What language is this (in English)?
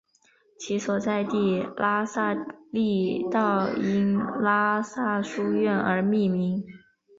Chinese